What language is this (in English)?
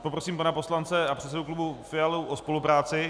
Czech